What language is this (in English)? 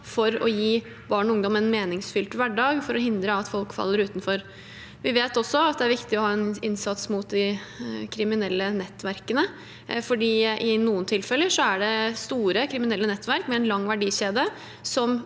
Norwegian